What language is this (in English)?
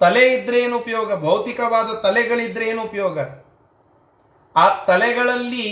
Kannada